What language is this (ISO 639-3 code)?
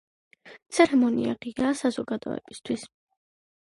kat